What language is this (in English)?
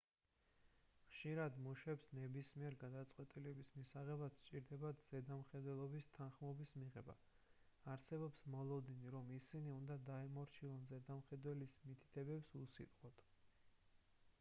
Georgian